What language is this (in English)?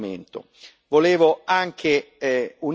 Italian